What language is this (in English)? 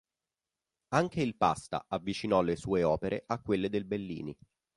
Italian